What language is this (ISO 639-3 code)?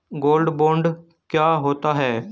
hin